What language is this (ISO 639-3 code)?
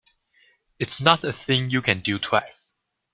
eng